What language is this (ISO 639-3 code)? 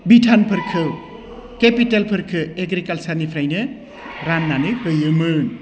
brx